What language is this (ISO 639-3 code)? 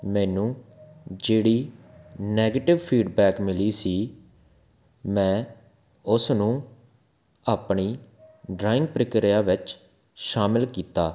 pan